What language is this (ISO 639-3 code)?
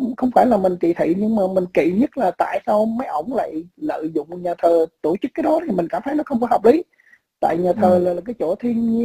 vie